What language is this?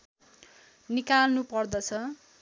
Nepali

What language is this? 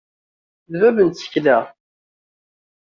Kabyle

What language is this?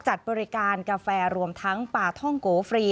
Thai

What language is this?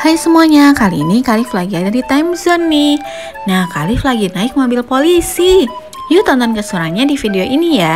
Indonesian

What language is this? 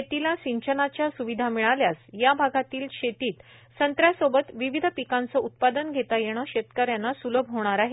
Marathi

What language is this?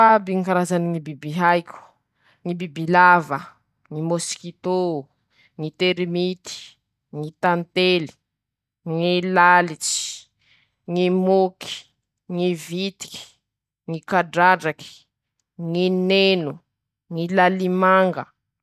Masikoro Malagasy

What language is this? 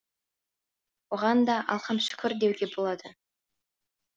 Kazakh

